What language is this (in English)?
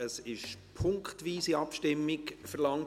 Swiss German